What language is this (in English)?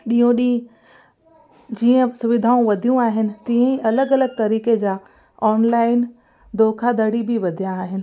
Sindhi